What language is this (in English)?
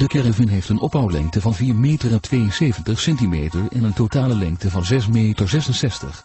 Dutch